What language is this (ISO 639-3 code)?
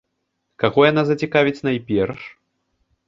bel